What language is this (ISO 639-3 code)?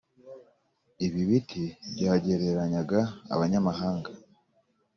kin